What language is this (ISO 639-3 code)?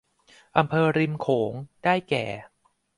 tha